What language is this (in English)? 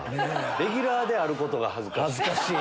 Japanese